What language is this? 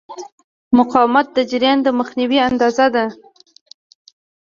Pashto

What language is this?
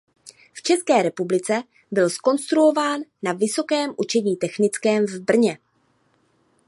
Czech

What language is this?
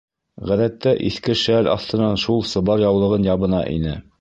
Bashkir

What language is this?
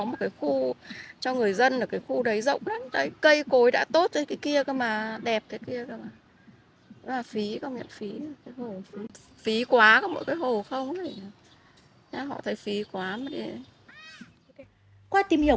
Vietnamese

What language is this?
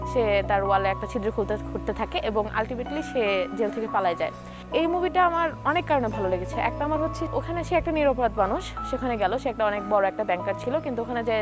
Bangla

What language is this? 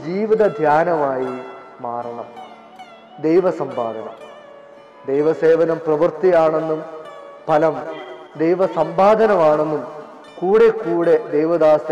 Hindi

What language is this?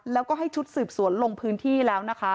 Thai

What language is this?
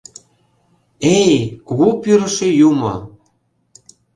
Mari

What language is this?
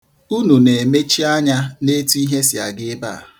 Igbo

